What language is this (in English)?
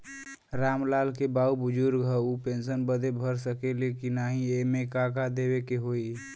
Bhojpuri